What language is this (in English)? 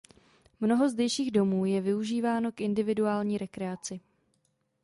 Czech